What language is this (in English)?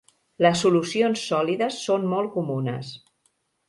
Catalan